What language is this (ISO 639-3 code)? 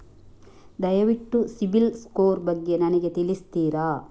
kan